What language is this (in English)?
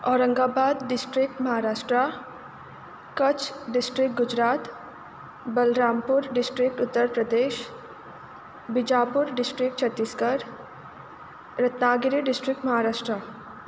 Konkani